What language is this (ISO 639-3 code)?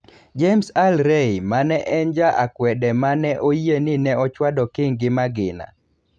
luo